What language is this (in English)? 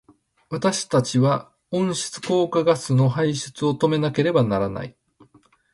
Japanese